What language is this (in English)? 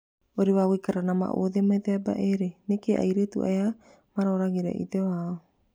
Kikuyu